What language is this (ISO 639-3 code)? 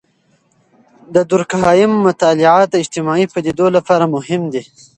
pus